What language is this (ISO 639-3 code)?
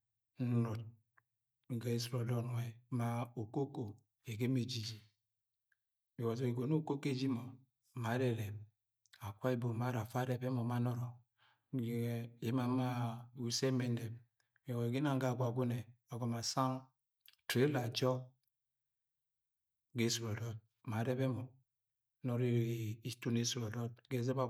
yay